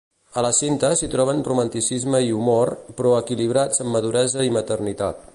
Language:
Catalan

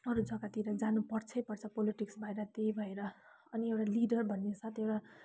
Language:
Nepali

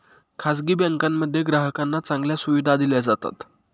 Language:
Marathi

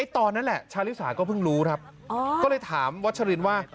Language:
Thai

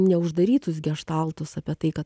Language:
Lithuanian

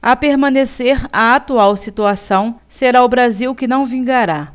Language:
Portuguese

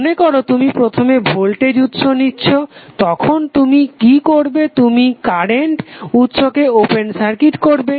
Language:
Bangla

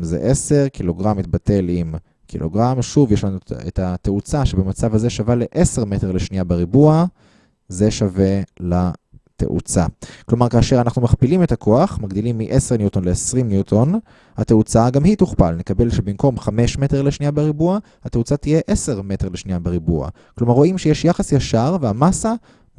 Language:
Hebrew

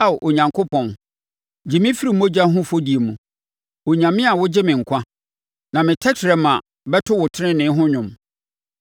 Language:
Akan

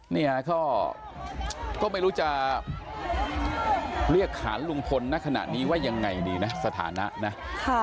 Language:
Thai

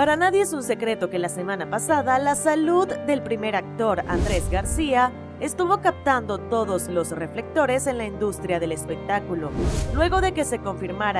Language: Spanish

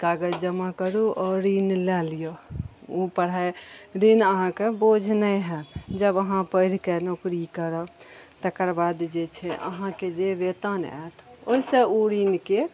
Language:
Maithili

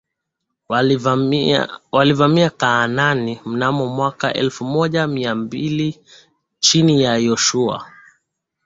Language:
Swahili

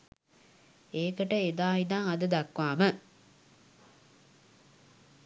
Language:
Sinhala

